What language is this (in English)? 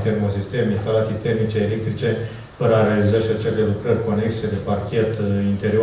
Romanian